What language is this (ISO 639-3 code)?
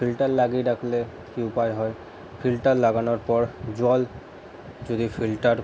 ben